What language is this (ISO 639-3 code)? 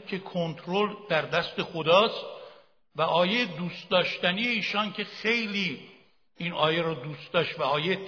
fas